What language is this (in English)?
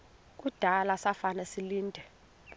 Xhosa